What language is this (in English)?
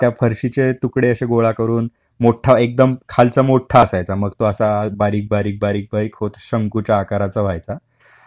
Marathi